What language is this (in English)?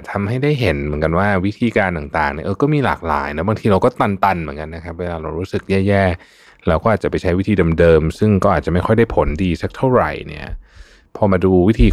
Thai